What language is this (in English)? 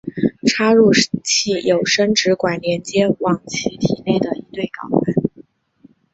Chinese